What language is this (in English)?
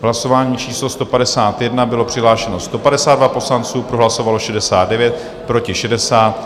Czech